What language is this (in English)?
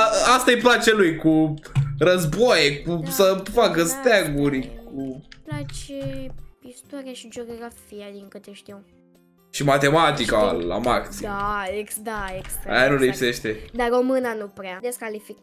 Romanian